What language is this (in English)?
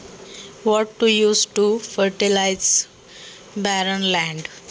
Marathi